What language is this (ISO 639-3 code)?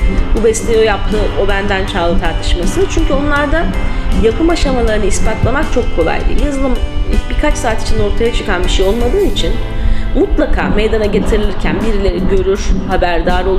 tur